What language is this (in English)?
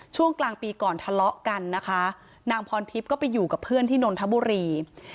Thai